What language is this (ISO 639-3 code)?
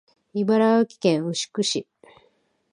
jpn